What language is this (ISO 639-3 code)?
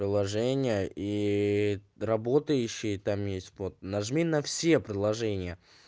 rus